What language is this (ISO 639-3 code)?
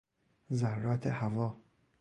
fas